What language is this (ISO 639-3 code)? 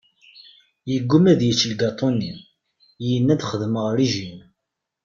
kab